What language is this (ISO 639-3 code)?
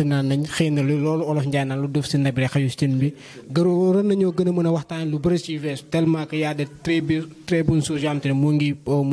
fra